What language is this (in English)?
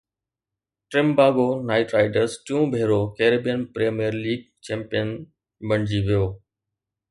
Sindhi